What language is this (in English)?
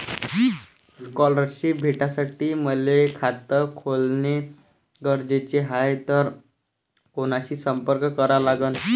Marathi